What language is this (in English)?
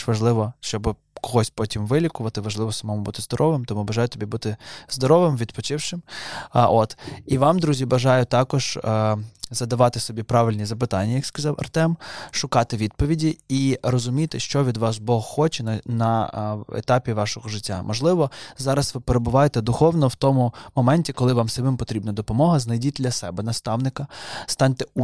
Ukrainian